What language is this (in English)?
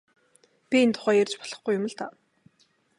Mongolian